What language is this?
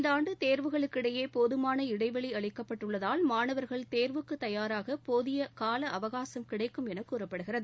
Tamil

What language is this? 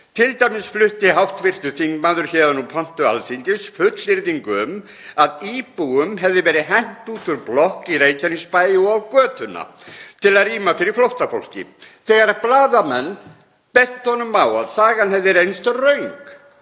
Icelandic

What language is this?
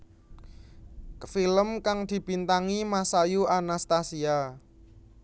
Javanese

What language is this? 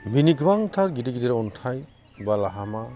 Bodo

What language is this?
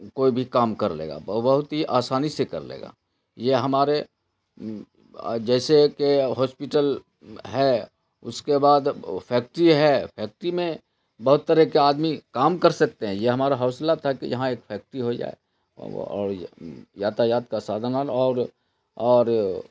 Urdu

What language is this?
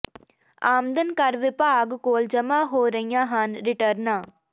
Punjabi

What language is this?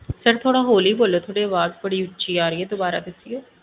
Punjabi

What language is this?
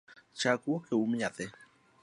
Luo (Kenya and Tanzania)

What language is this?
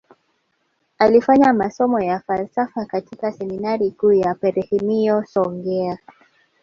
Swahili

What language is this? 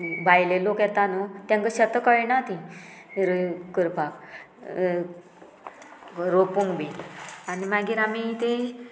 Konkani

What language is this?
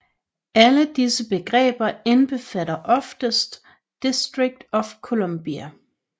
Danish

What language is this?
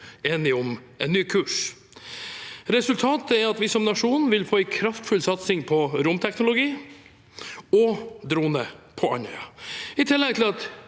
Norwegian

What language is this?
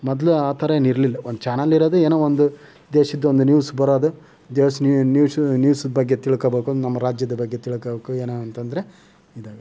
Kannada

